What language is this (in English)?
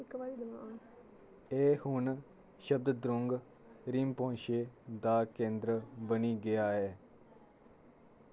Dogri